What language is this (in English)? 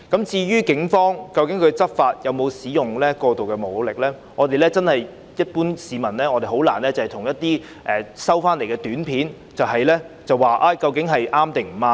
Cantonese